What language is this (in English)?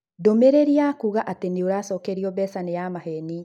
Kikuyu